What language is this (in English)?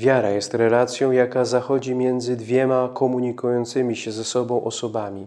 Polish